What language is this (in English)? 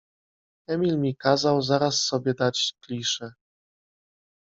Polish